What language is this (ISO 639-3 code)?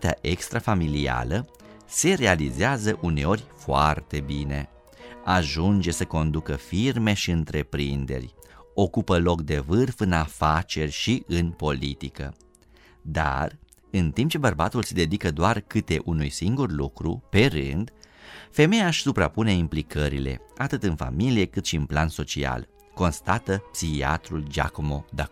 ron